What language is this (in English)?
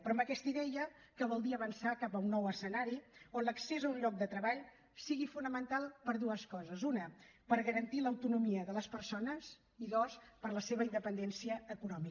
Catalan